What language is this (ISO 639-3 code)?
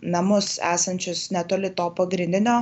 lit